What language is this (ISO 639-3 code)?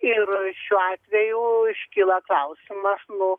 lit